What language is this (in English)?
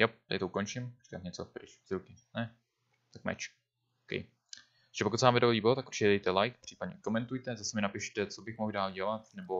Czech